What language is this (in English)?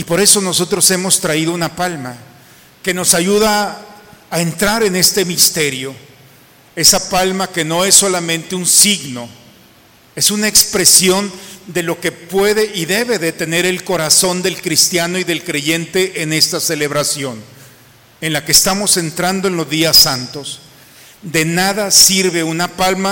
Spanish